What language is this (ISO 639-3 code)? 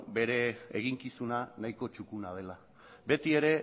eus